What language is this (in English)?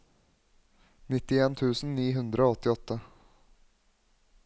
Norwegian